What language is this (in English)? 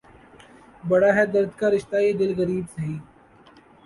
Urdu